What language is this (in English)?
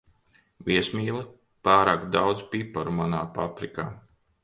Latvian